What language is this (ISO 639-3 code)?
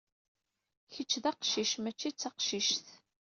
kab